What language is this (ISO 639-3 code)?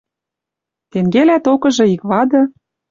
mrj